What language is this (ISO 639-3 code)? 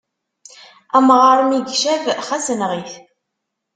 kab